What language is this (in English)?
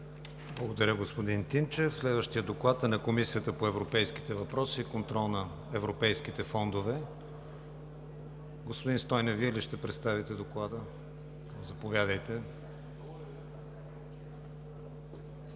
Bulgarian